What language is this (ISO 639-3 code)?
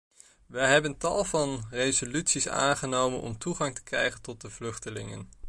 nld